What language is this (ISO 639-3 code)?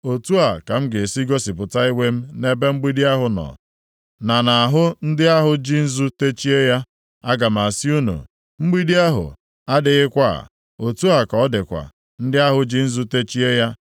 ibo